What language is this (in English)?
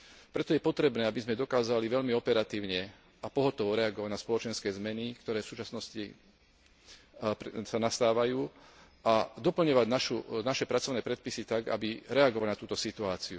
Slovak